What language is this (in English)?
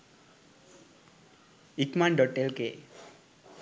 Sinhala